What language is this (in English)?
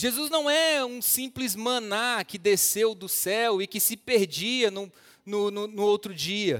Portuguese